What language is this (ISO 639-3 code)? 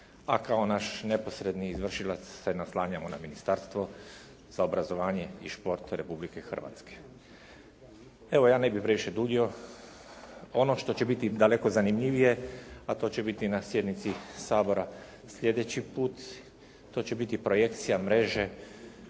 hrv